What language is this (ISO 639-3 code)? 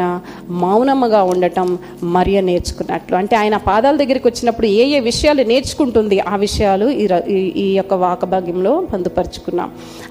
tel